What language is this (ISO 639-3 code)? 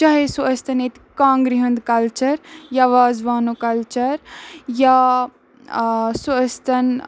kas